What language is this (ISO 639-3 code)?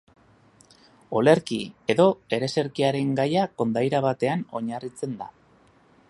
eus